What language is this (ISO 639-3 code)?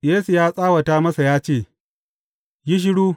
hau